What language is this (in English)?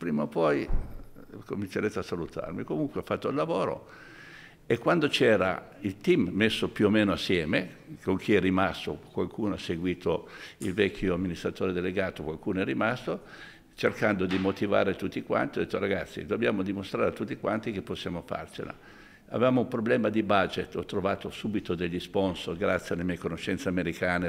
Italian